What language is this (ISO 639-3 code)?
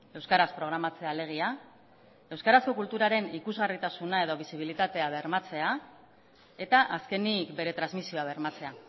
eus